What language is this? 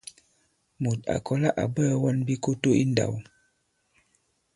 Bankon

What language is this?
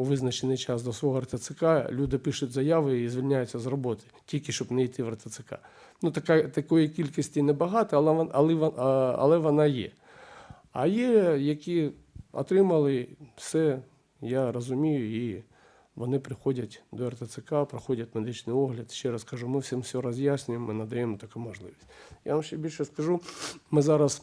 Ukrainian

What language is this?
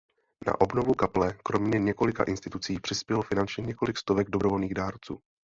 Czech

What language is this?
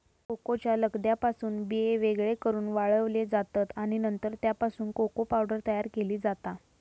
Marathi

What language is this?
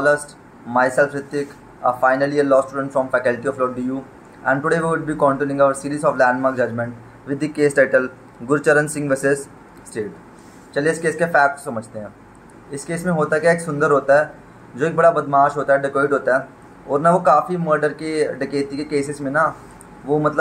Hindi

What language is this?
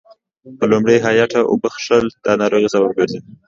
Pashto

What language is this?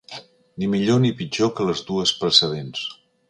Catalan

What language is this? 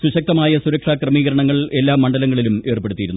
Malayalam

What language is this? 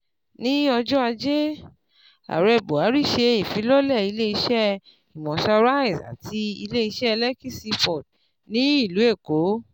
Yoruba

